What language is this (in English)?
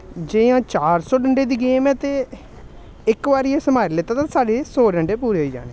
Dogri